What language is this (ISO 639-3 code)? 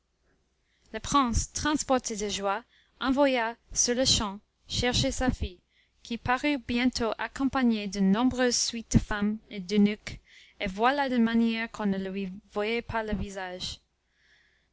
fra